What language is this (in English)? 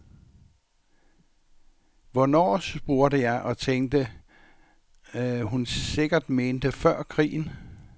Danish